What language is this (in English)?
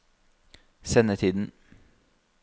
Norwegian